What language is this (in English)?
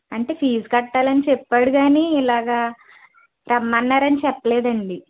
Telugu